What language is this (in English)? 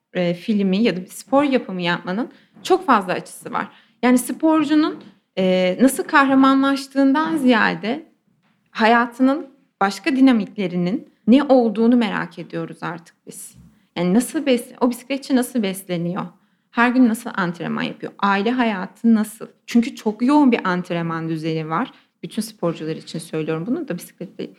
Turkish